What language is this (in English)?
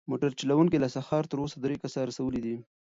Pashto